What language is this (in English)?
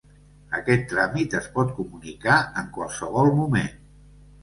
Catalan